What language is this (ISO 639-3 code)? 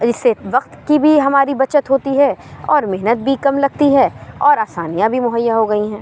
urd